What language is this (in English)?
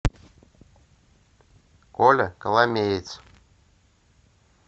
Russian